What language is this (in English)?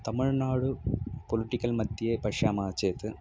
Sanskrit